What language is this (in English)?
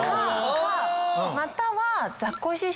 Japanese